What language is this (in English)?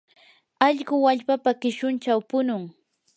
Yanahuanca Pasco Quechua